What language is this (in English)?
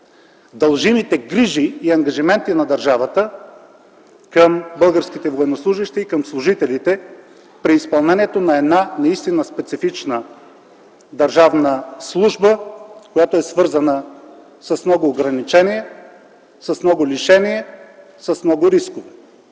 Bulgarian